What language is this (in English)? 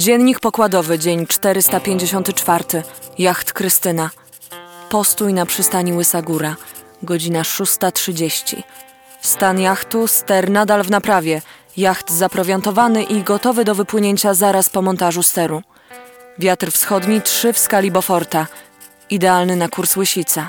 Polish